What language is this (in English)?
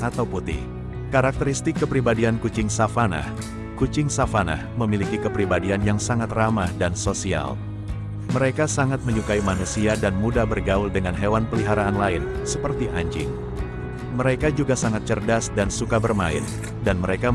Indonesian